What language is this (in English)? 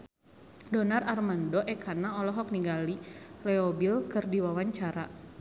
Sundanese